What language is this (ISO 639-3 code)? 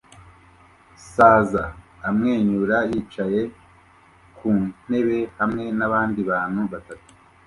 kin